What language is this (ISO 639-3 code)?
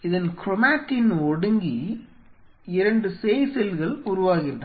tam